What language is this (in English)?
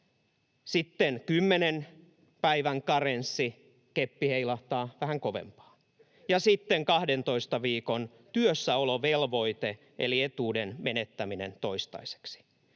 Finnish